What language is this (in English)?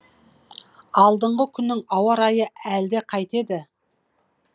Kazakh